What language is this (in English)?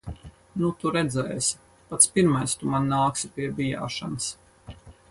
Latvian